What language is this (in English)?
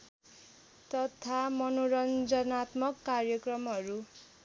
Nepali